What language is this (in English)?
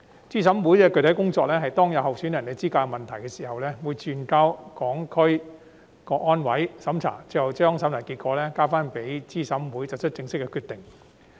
Cantonese